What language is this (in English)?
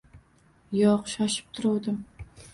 Uzbek